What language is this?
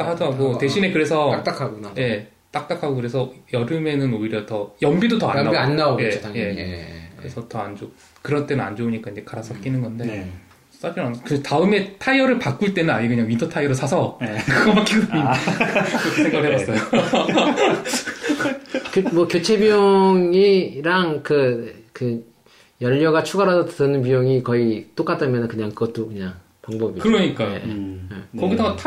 Korean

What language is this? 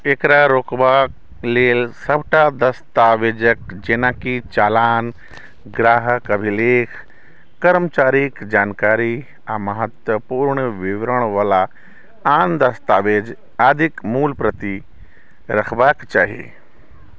Maithili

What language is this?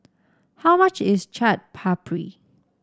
English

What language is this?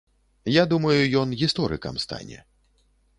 Belarusian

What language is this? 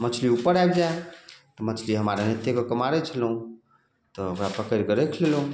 Maithili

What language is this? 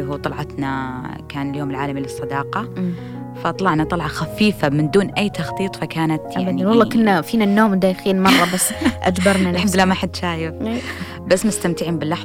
Arabic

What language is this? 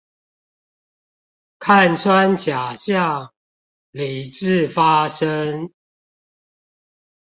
Chinese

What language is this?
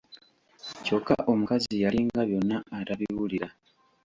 Ganda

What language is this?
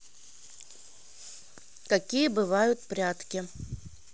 Russian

